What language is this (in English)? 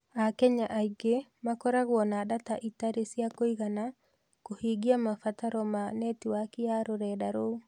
Kikuyu